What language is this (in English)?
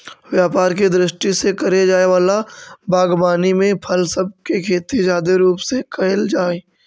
Magahi